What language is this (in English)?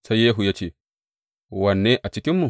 Hausa